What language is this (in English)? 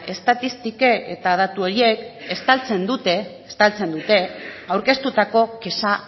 Basque